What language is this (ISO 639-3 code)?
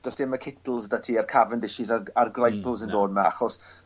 cym